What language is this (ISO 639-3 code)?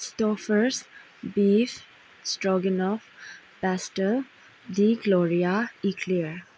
mni